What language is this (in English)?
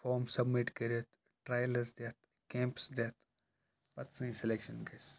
Kashmiri